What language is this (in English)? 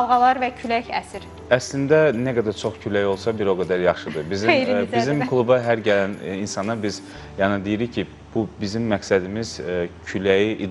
Turkish